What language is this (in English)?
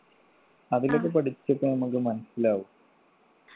Malayalam